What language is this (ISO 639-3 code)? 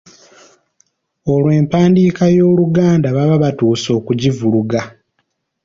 lug